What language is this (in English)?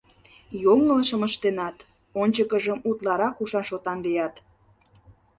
Mari